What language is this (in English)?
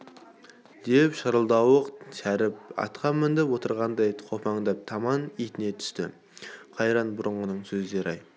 Kazakh